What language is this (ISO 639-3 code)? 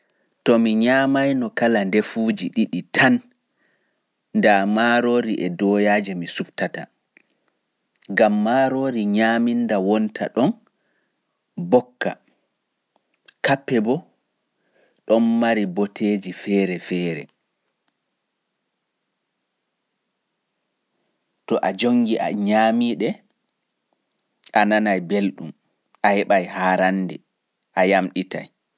fuf